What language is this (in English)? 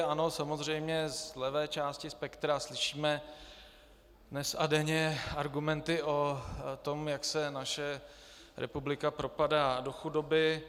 Czech